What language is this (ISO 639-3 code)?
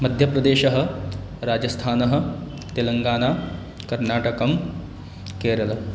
san